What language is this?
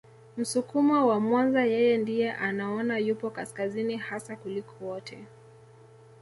Swahili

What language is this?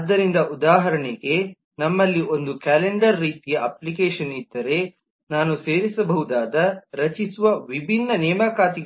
Kannada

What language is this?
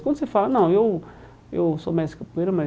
Portuguese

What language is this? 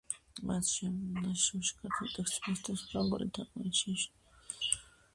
Georgian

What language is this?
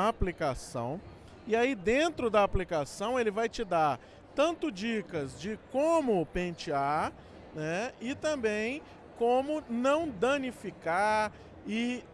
Portuguese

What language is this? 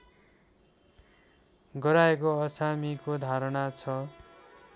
Nepali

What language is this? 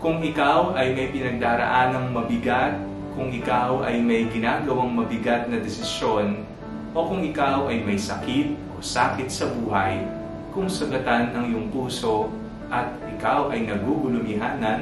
Filipino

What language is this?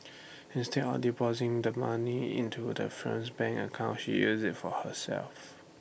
English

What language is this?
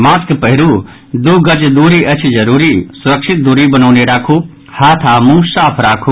Maithili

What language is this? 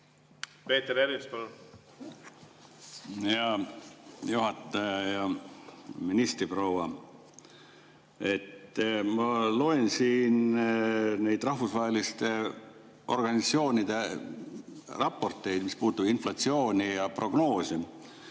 Estonian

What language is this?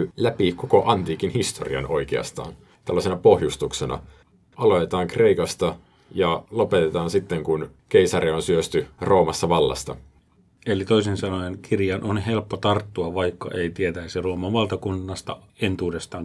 Finnish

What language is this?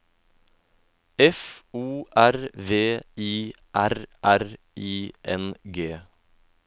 Norwegian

